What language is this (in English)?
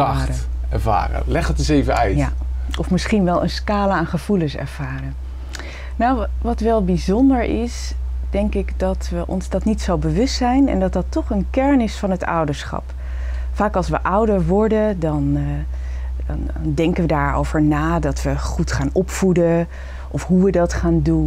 Dutch